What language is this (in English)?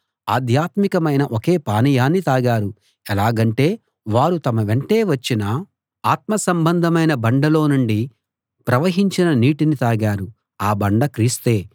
Telugu